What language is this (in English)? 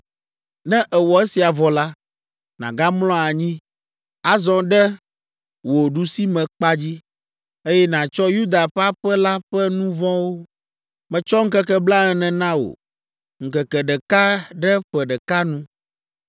Ewe